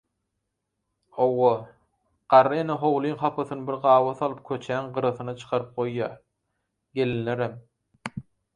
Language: Turkmen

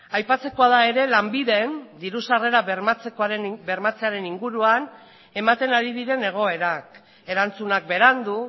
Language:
Basque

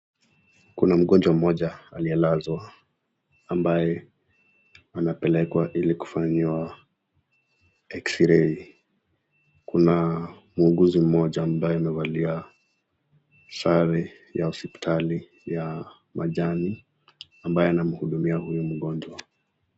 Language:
Swahili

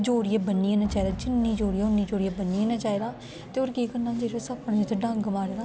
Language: Dogri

